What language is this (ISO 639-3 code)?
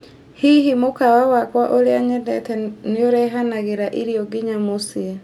kik